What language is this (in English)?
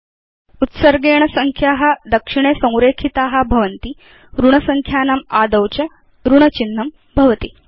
Sanskrit